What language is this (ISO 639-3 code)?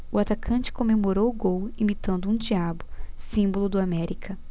por